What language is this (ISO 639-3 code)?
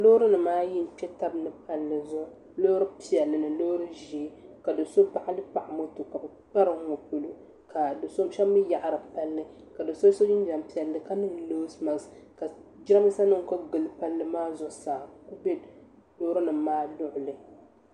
dag